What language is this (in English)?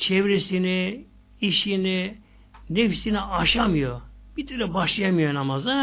Turkish